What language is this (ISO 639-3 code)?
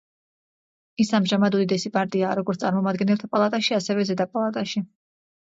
kat